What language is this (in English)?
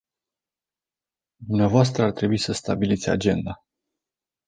Romanian